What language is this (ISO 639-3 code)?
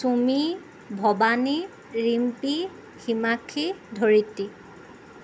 asm